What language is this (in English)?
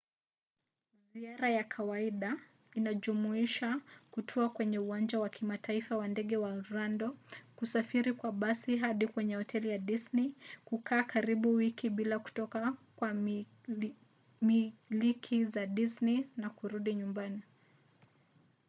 Swahili